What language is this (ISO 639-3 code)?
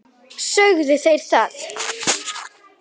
isl